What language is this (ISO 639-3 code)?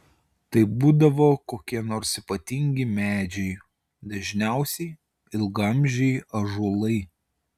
lit